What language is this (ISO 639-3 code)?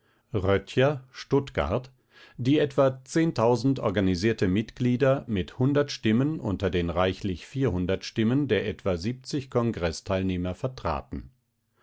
deu